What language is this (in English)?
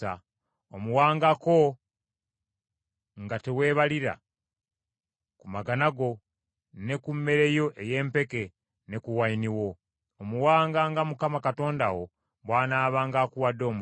Ganda